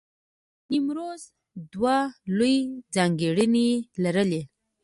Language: Pashto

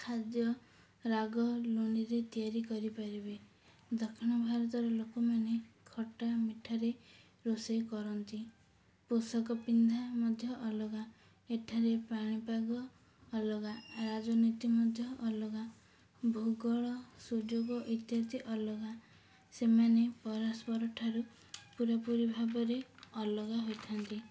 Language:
Odia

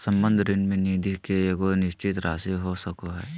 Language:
Magahi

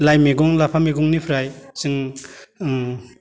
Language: Bodo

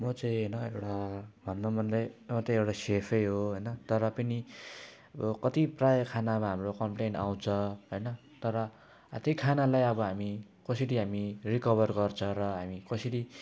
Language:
Nepali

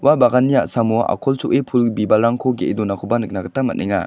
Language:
Garo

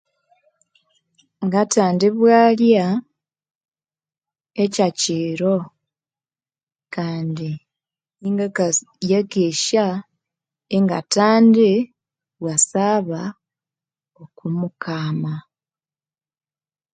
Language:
Konzo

